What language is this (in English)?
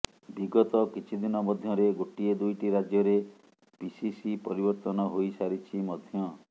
Odia